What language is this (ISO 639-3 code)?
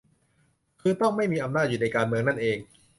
tha